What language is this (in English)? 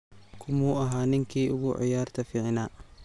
Somali